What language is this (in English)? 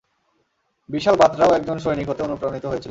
Bangla